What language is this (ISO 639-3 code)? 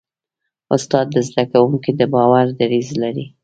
pus